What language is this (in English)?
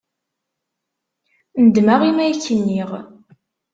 Kabyle